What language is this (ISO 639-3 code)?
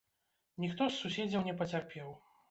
bel